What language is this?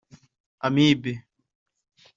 Kinyarwanda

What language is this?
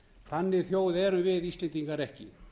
Icelandic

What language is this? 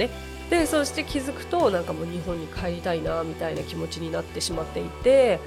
Japanese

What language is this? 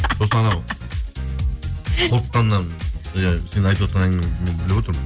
Kazakh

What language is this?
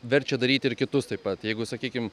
Lithuanian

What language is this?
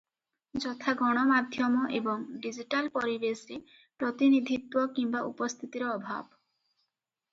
Odia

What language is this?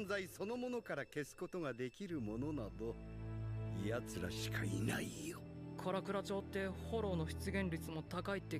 Romanian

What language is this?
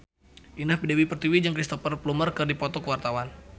Sundanese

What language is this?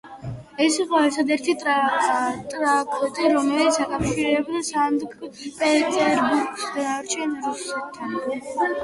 Georgian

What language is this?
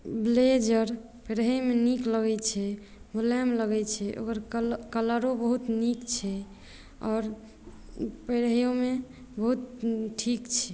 Maithili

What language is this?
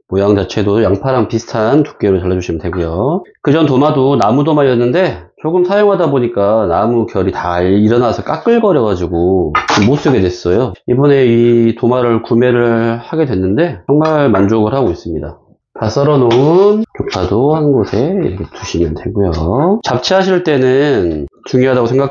Korean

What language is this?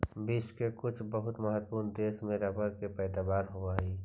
Magahi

